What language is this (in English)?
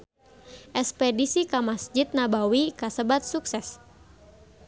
Sundanese